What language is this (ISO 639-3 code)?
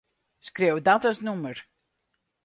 fry